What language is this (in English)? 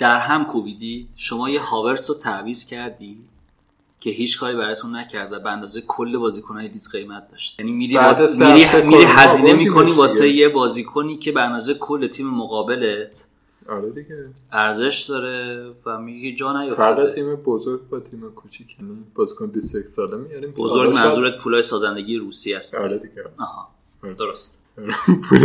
Persian